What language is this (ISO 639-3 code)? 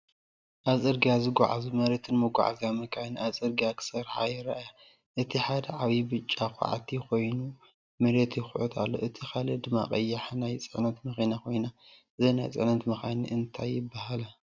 tir